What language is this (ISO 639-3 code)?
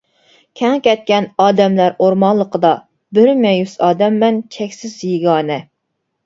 uig